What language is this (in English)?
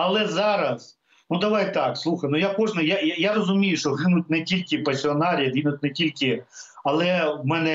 Ukrainian